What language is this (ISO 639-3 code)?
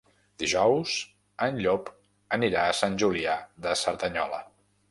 cat